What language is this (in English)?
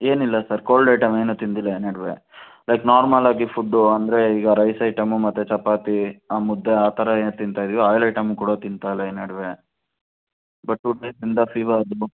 Kannada